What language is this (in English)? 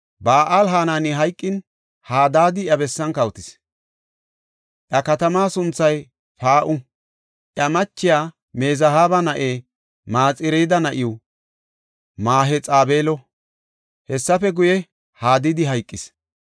Gofa